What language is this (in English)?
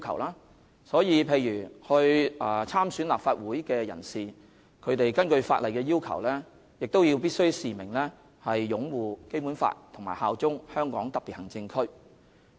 Cantonese